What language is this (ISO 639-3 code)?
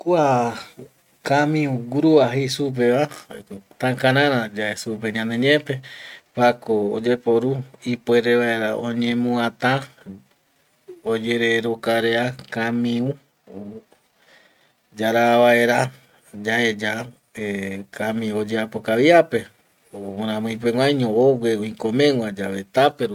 gui